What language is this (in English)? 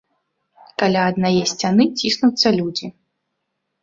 Belarusian